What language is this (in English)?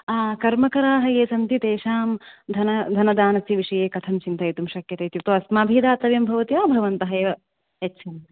Sanskrit